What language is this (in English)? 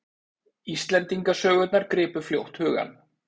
Icelandic